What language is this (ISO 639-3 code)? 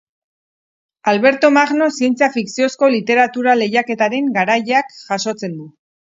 eus